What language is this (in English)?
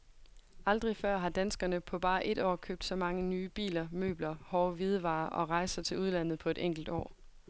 Danish